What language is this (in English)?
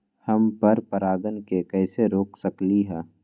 Magahi